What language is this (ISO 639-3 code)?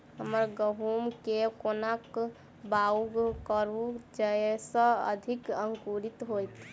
mai